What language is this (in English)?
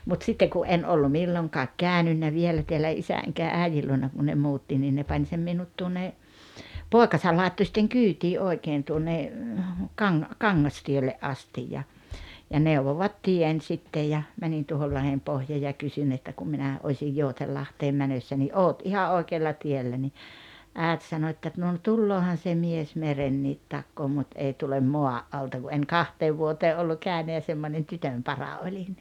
Finnish